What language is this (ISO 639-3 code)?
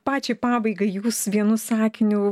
lit